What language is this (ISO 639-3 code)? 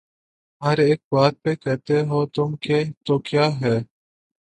urd